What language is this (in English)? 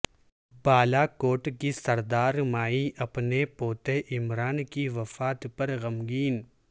Urdu